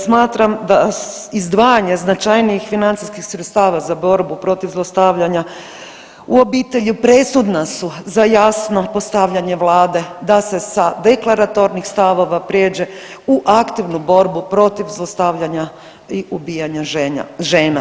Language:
Croatian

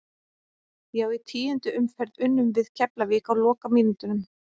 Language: Icelandic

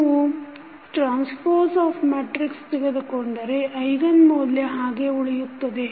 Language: Kannada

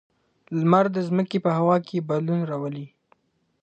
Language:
Pashto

